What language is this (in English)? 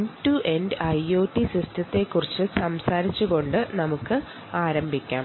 Malayalam